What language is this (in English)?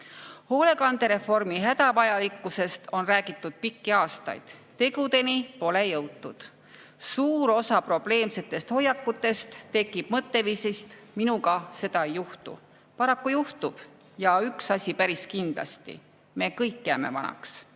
Estonian